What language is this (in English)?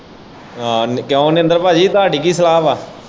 Punjabi